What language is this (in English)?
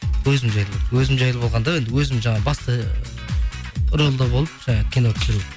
Kazakh